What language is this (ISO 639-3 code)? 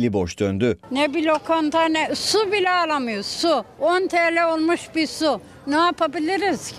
tur